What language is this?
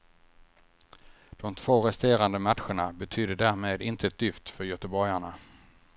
Swedish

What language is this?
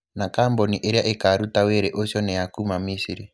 Kikuyu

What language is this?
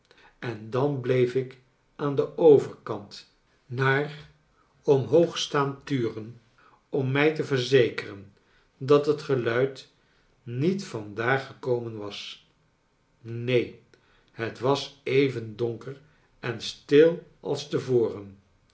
Dutch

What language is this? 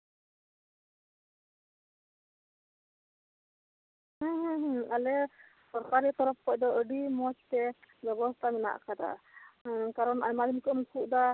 Santali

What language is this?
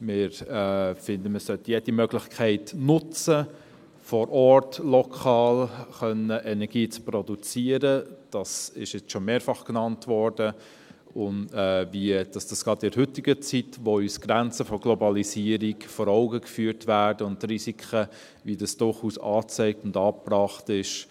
Swiss German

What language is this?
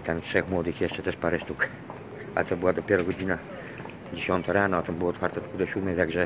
Polish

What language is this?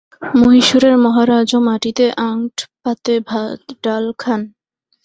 Bangla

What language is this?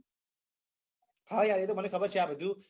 Gujarati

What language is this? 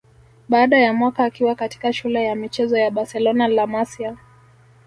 Swahili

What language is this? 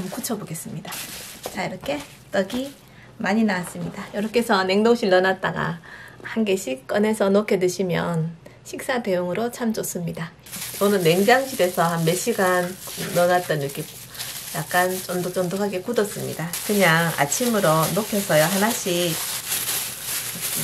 Korean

